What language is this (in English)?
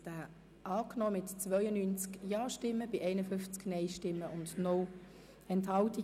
Swiss German